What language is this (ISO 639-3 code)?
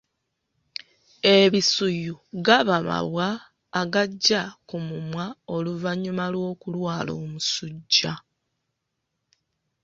lug